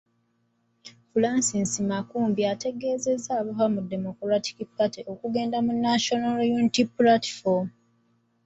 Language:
Ganda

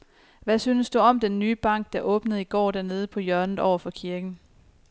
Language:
Danish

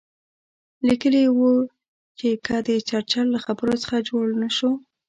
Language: Pashto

